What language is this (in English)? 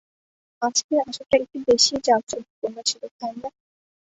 Bangla